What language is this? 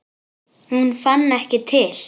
Icelandic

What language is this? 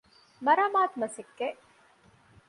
Divehi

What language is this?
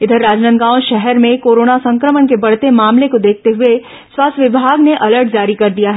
Hindi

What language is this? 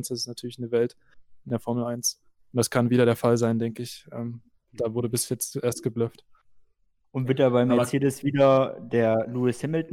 German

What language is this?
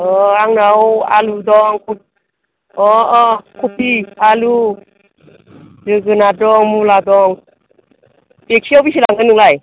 Bodo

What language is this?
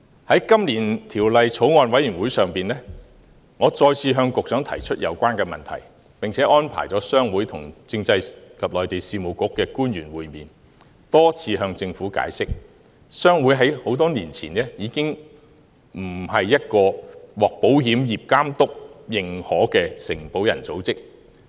Cantonese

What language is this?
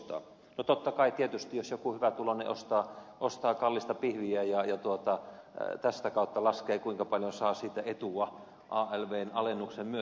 Finnish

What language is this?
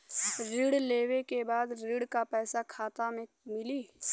Bhojpuri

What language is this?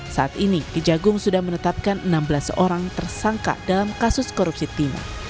Indonesian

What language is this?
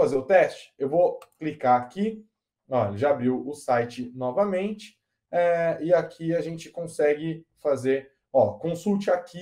Portuguese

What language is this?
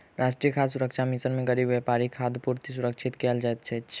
Maithili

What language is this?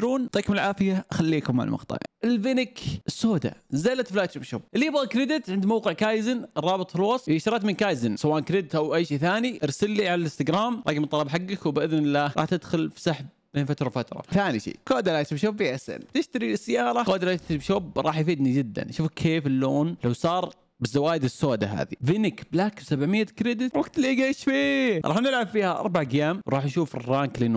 Arabic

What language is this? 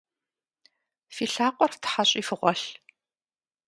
Kabardian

